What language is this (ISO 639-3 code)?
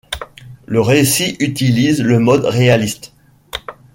fra